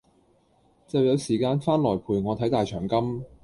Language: Cantonese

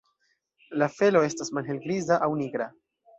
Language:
Esperanto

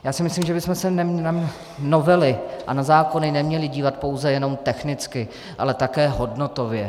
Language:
Czech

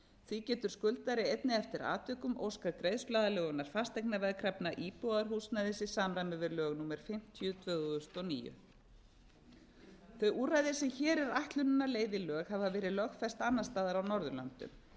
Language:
Icelandic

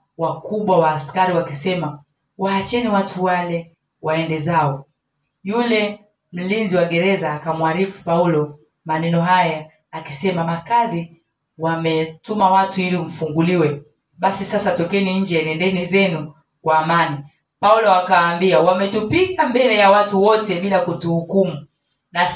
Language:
Swahili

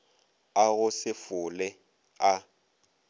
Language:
Northern Sotho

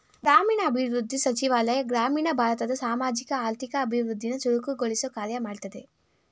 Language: Kannada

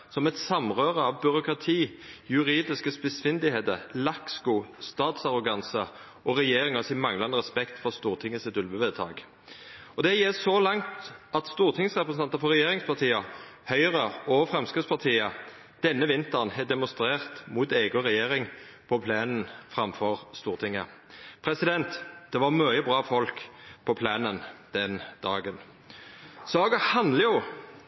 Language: Norwegian Nynorsk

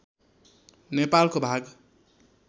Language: Nepali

